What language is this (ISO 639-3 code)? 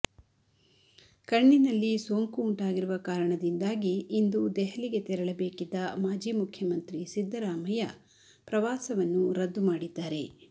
kan